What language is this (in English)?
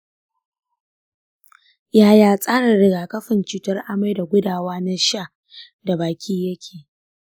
Hausa